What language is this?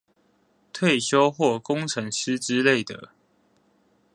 Chinese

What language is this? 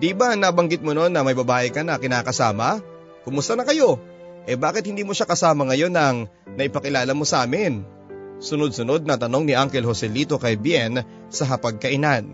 Filipino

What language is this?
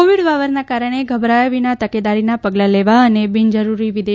Gujarati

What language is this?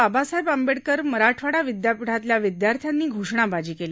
Marathi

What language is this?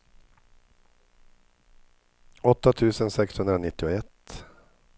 Swedish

